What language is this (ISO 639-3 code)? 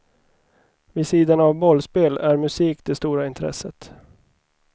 swe